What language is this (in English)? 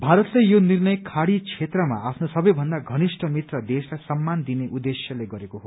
Nepali